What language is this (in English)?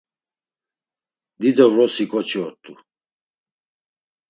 Laz